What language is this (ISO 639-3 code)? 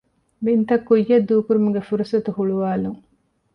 div